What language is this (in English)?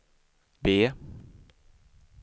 Swedish